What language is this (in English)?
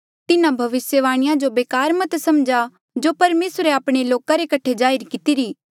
Mandeali